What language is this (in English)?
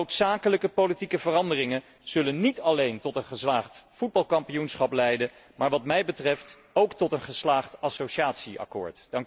Dutch